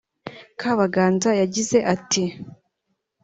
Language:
Kinyarwanda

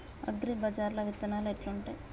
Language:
Telugu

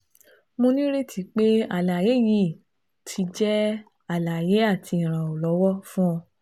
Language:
Yoruba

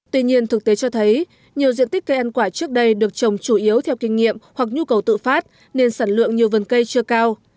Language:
Vietnamese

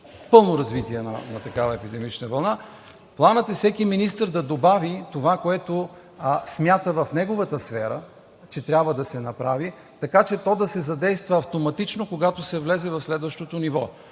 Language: Bulgarian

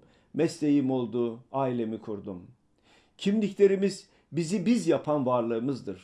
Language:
Turkish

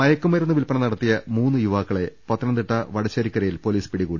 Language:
Malayalam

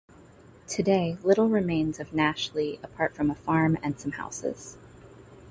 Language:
English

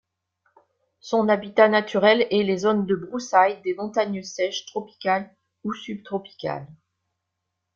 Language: French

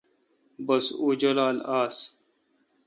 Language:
Kalkoti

